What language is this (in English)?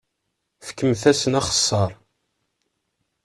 Kabyle